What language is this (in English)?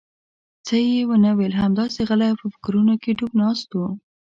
Pashto